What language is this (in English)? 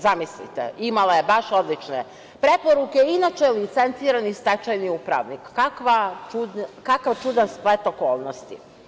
Serbian